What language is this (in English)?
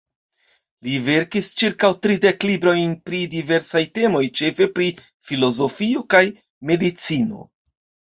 Esperanto